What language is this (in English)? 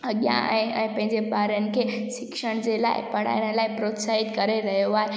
Sindhi